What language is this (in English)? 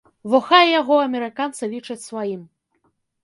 Belarusian